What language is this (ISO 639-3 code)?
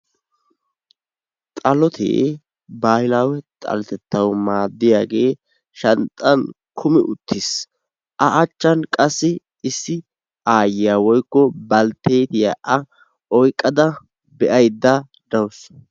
wal